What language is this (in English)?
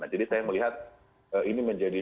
Indonesian